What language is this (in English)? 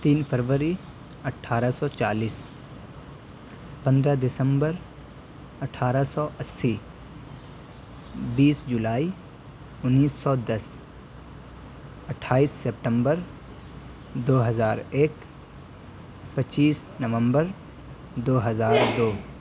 Urdu